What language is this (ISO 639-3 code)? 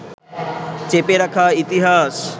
ben